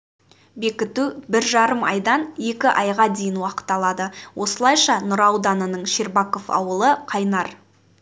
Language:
Kazakh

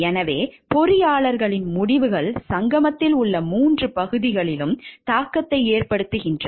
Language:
Tamil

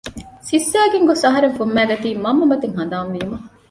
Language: Divehi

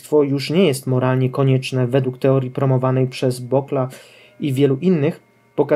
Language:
Polish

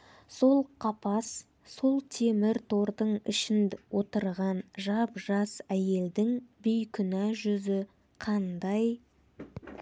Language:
Kazakh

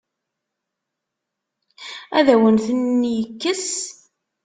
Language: Kabyle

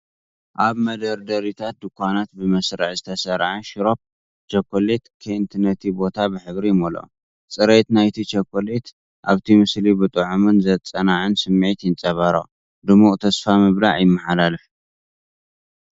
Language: Tigrinya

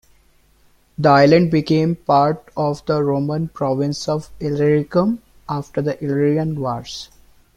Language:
English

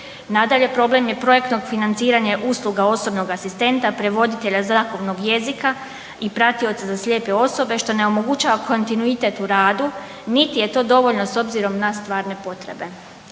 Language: Croatian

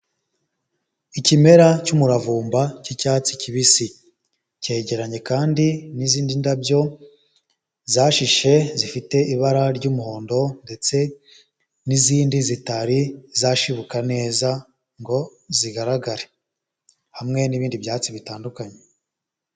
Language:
Kinyarwanda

